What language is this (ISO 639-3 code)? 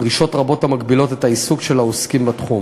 heb